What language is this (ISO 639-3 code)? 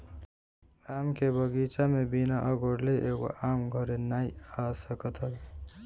bho